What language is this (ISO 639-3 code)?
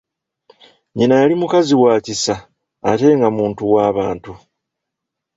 lug